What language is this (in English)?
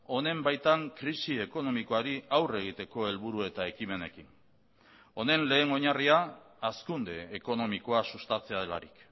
Basque